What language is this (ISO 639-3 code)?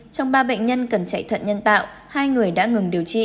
vie